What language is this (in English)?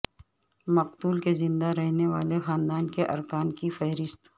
Urdu